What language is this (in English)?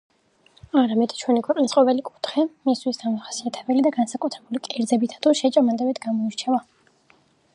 Georgian